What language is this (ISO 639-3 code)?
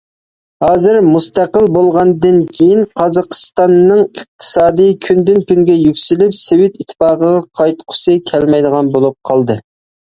uig